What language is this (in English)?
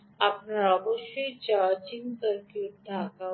Bangla